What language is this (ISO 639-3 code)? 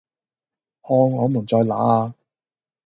yue